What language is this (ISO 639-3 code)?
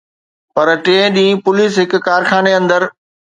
snd